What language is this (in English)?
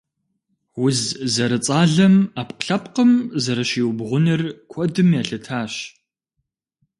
Kabardian